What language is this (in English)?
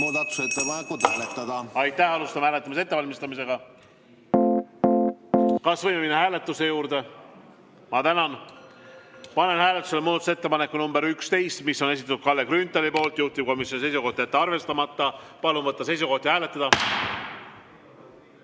Estonian